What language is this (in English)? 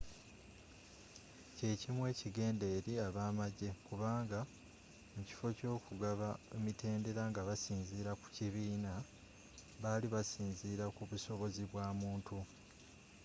Ganda